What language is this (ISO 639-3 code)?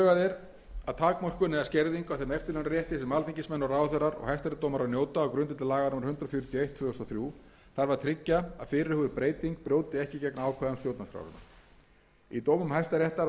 isl